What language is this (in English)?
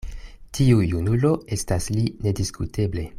Esperanto